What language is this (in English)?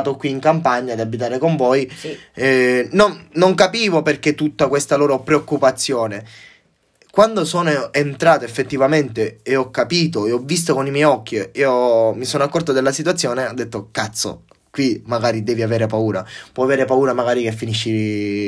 Italian